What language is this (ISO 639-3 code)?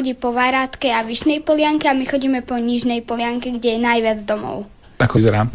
slk